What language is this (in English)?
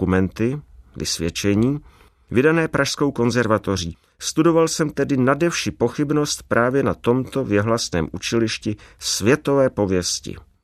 Czech